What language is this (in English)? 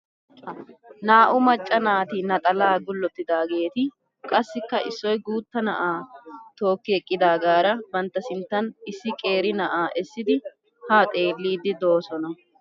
Wolaytta